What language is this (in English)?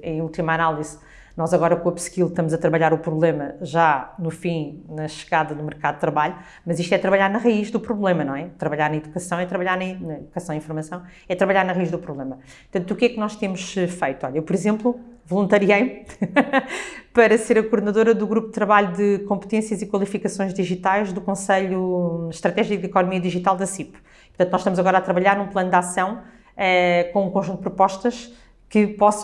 Portuguese